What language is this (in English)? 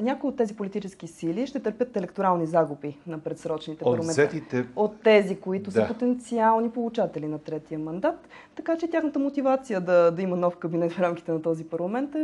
Bulgarian